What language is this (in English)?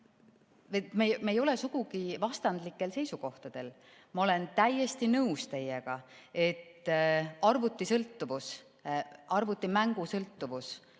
Estonian